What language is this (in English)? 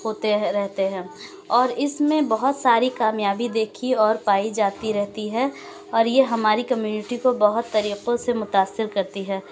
Urdu